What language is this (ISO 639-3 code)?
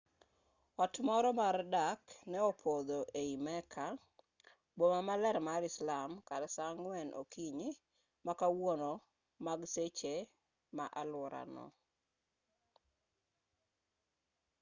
luo